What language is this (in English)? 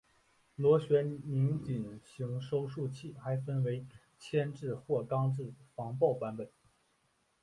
Chinese